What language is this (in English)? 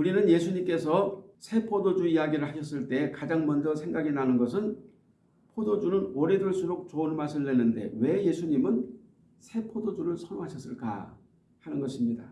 Korean